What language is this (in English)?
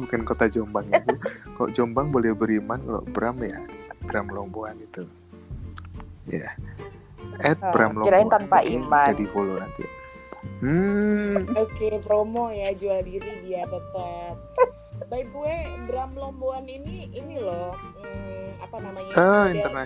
Indonesian